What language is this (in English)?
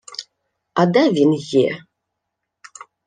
Ukrainian